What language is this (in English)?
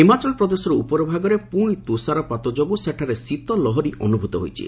Odia